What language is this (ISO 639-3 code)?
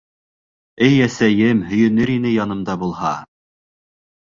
bak